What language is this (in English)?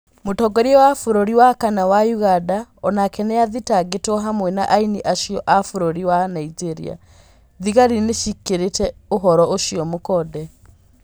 Kikuyu